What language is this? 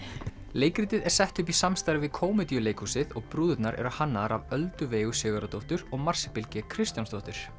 Icelandic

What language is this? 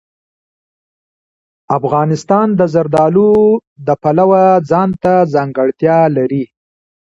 Pashto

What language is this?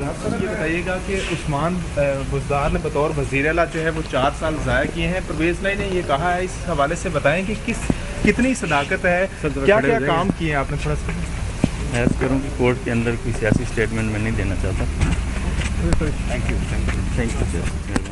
Hindi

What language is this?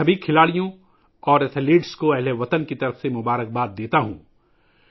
Urdu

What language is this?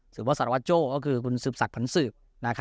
Thai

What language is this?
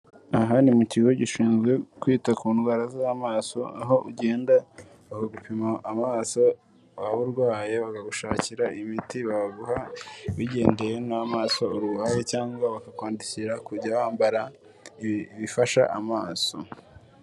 Kinyarwanda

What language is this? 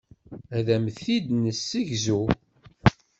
Kabyle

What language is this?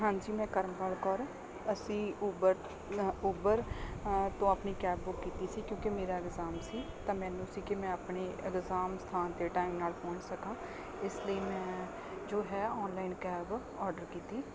Punjabi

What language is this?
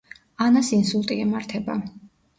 Georgian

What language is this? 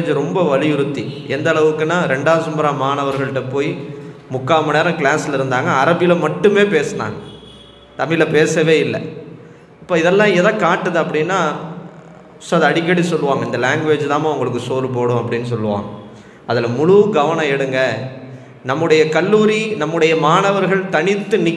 Tamil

